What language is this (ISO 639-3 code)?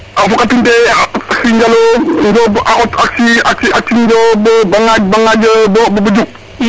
srr